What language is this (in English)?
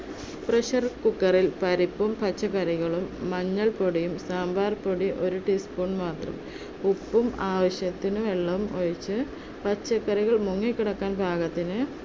Malayalam